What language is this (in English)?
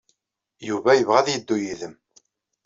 Kabyle